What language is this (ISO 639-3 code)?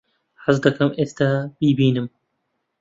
ckb